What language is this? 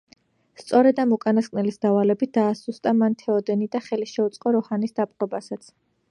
Georgian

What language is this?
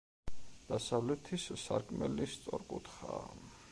Georgian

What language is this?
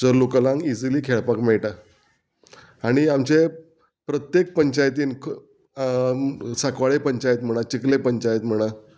Konkani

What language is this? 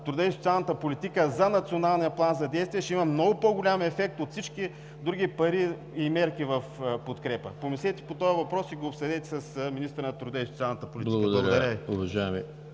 Bulgarian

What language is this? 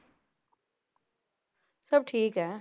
Punjabi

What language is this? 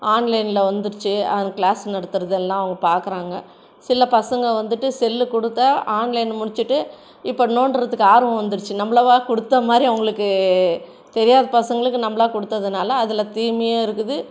Tamil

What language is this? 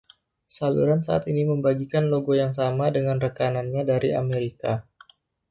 Indonesian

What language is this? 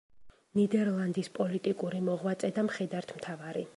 Georgian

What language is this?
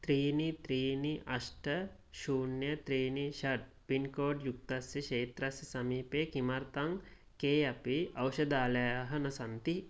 Sanskrit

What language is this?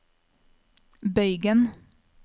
Norwegian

